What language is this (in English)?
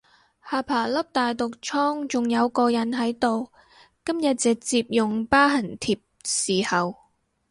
Cantonese